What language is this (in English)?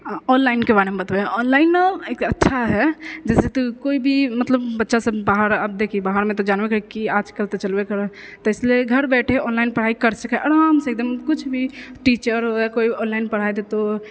Maithili